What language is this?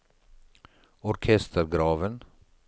Norwegian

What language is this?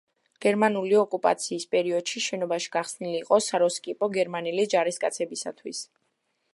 Georgian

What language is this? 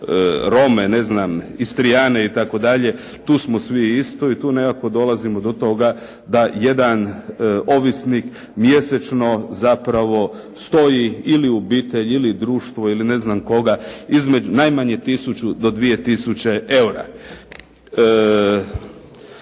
Croatian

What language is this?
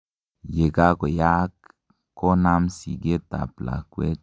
Kalenjin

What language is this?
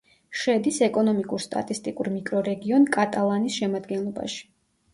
Georgian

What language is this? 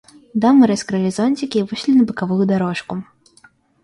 Russian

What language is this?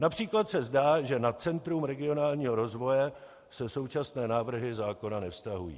Czech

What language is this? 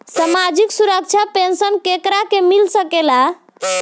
Bhojpuri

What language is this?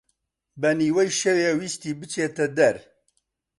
Central Kurdish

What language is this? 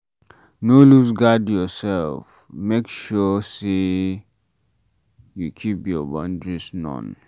Nigerian Pidgin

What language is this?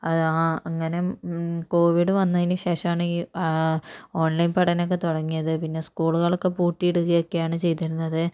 Malayalam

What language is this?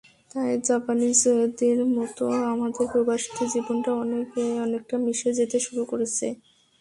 Bangla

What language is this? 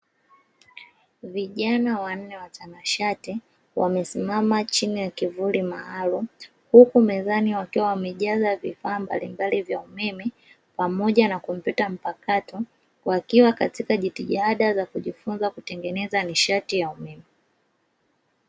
Swahili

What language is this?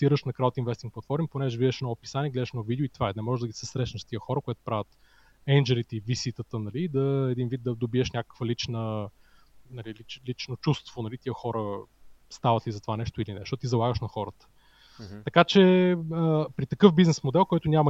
Bulgarian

